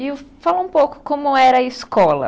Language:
Portuguese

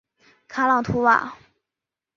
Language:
Chinese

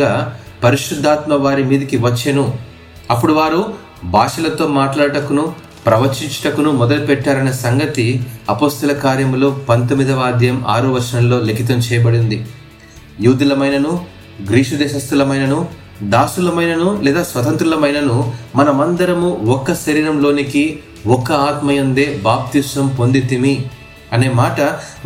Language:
Telugu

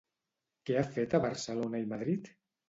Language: Catalan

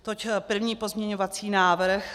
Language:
Czech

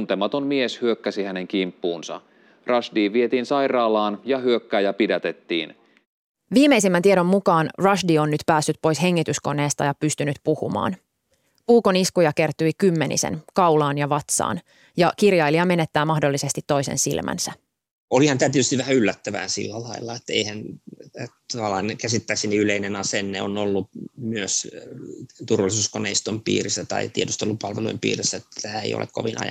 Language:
Finnish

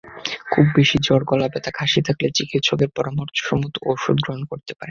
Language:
Bangla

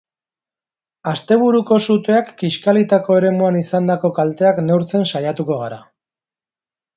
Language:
Basque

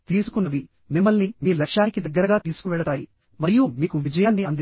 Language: Telugu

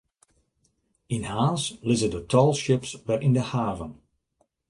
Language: Western Frisian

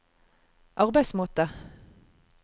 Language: Norwegian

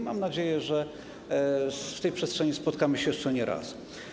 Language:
Polish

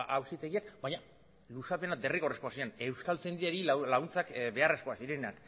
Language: Basque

